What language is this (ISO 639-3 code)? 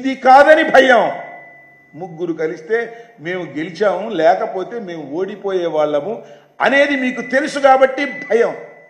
tel